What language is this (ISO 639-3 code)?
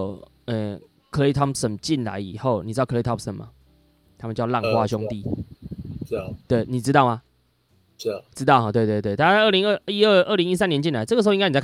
zho